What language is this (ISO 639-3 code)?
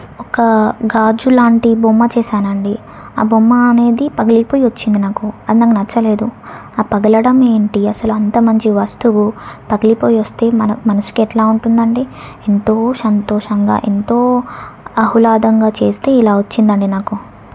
tel